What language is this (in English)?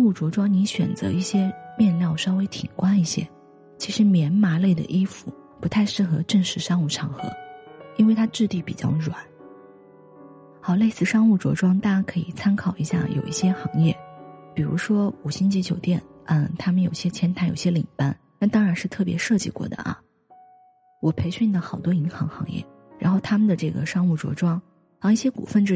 Chinese